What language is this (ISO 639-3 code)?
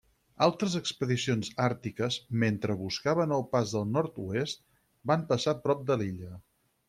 cat